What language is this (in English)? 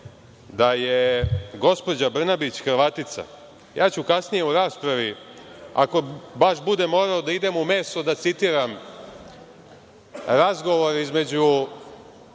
Serbian